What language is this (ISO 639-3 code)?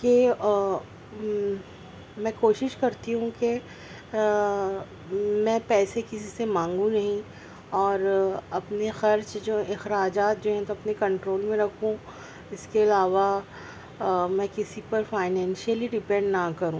urd